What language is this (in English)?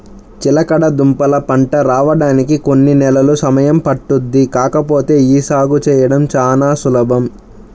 Telugu